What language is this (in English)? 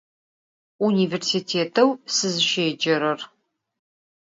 Adyghe